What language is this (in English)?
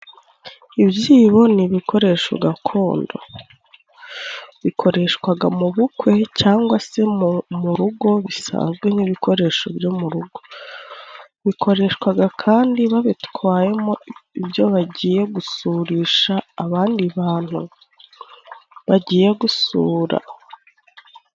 Kinyarwanda